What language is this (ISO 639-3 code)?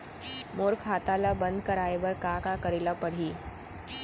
hne